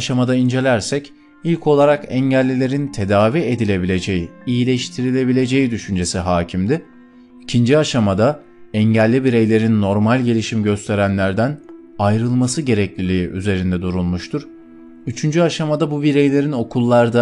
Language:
Turkish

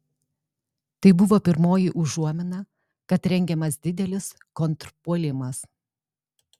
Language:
Lithuanian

